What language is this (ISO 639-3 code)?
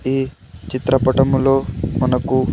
tel